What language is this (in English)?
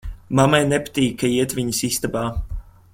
Latvian